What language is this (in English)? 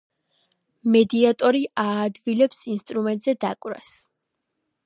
Georgian